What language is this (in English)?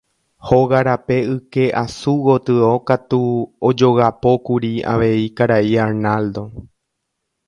Guarani